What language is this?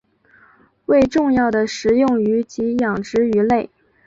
Chinese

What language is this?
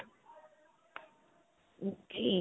Punjabi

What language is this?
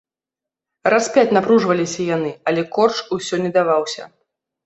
Belarusian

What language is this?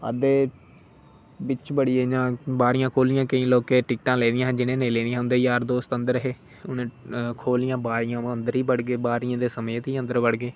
Dogri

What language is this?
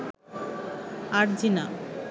Bangla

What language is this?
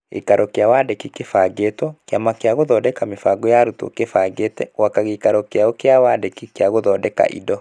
Kikuyu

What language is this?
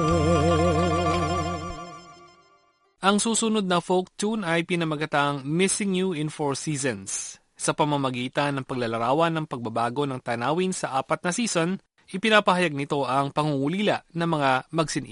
Filipino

